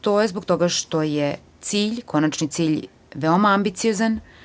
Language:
Serbian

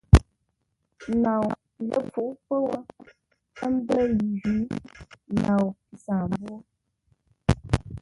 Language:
Ngombale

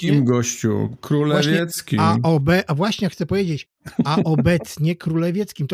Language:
Polish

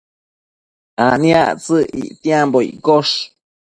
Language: Matsés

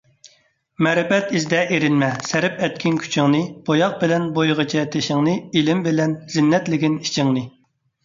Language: Uyghur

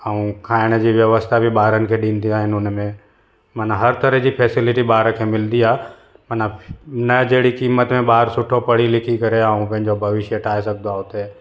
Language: Sindhi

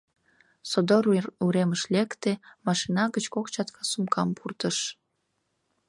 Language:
Mari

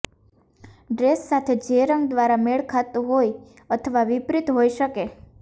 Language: Gujarati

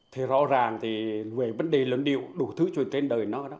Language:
Vietnamese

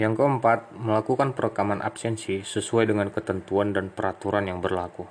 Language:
Indonesian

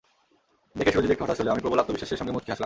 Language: Bangla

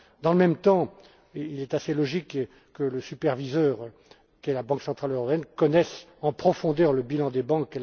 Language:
French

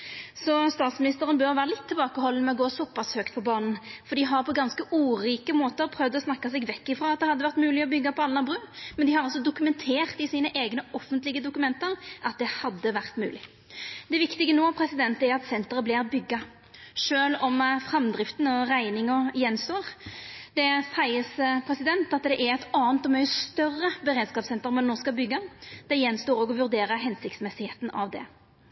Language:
Norwegian Nynorsk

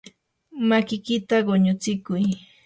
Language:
Yanahuanca Pasco Quechua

